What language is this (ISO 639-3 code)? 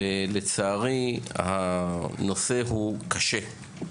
heb